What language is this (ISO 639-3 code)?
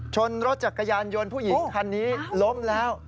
tha